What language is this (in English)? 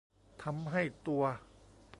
Thai